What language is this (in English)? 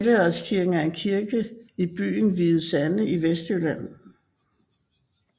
Danish